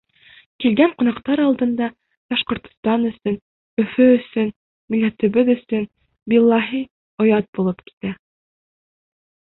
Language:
Bashkir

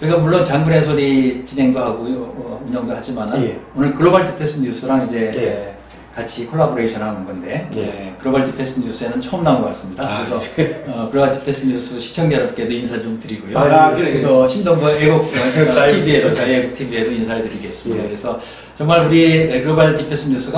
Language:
Korean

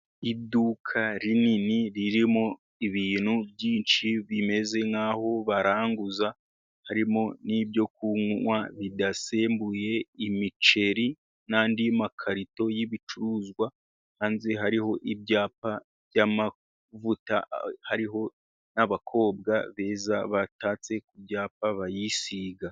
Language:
Kinyarwanda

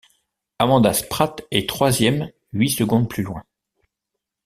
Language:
French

